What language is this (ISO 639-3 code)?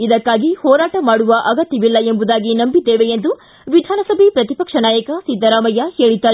kan